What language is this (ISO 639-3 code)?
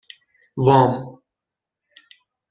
fas